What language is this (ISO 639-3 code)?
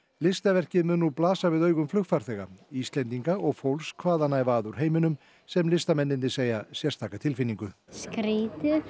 isl